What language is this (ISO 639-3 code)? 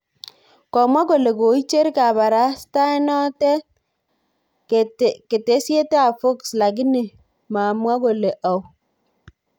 kln